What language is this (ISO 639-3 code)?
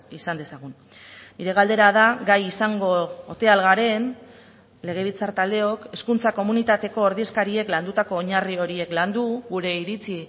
eus